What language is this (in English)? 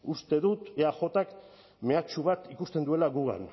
Basque